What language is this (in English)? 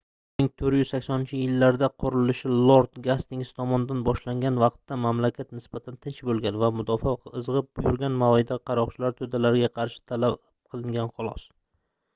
Uzbek